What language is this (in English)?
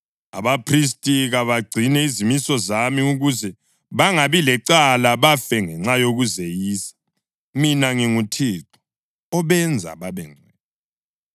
North Ndebele